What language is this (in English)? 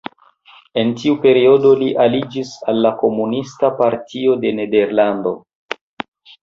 Esperanto